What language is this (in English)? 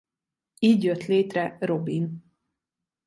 Hungarian